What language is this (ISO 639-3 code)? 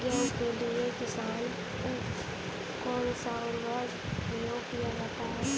hin